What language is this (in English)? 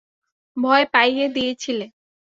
Bangla